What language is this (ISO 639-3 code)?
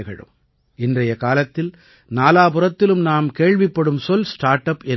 tam